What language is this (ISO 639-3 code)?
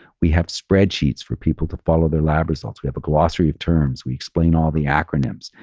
eng